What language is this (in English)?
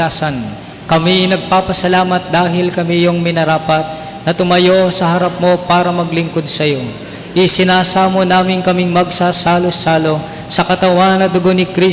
Filipino